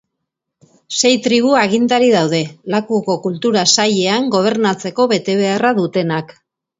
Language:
Basque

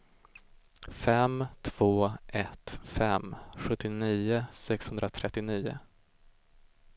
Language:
Swedish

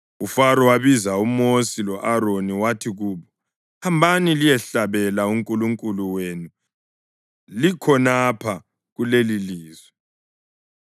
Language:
North Ndebele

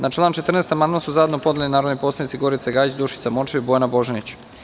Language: Serbian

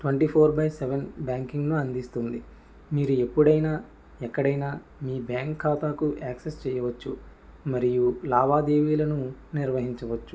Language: Telugu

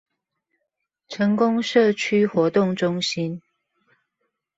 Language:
Chinese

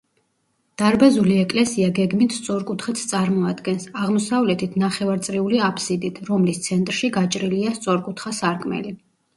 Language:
Georgian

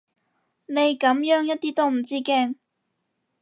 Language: Cantonese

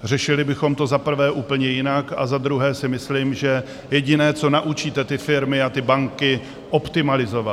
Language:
Czech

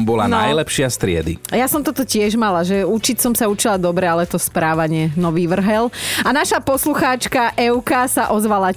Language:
Slovak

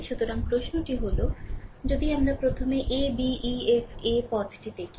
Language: Bangla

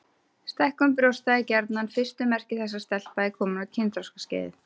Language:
Icelandic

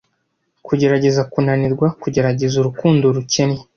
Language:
Kinyarwanda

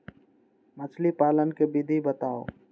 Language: Magahi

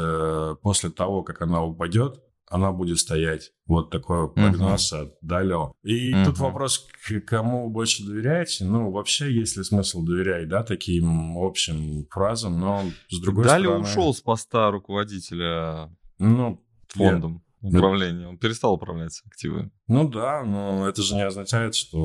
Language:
Russian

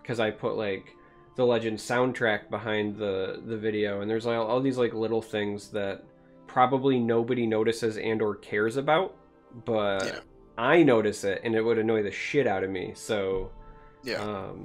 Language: English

